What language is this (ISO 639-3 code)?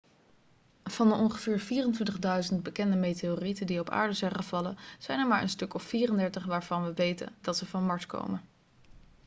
nld